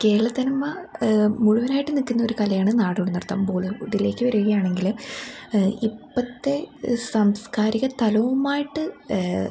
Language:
Malayalam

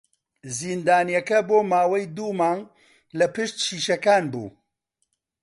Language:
Central Kurdish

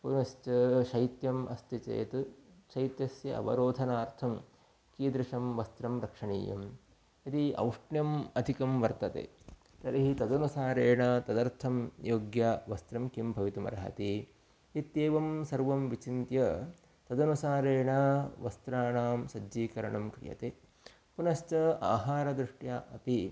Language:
Sanskrit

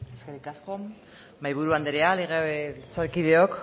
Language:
Basque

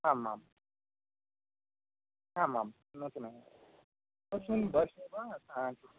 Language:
Sanskrit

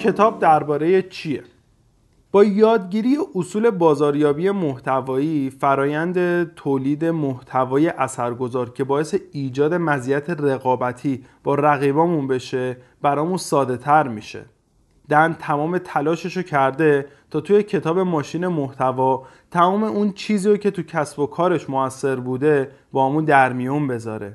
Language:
Persian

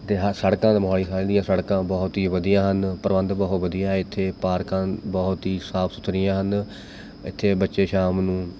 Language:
Punjabi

